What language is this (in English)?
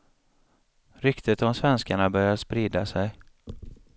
Swedish